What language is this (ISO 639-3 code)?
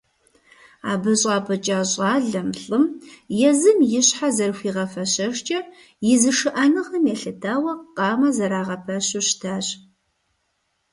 kbd